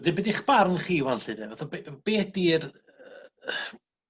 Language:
Welsh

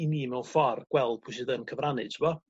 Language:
Welsh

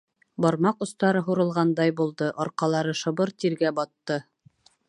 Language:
Bashkir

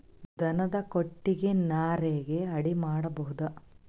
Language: Kannada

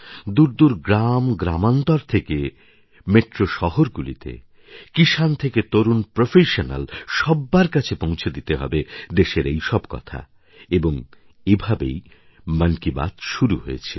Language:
Bangla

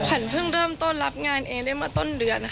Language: Thai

